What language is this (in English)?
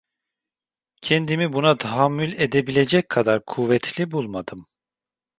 Turkish